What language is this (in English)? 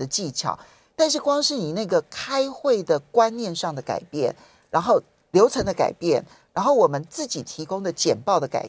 Chinese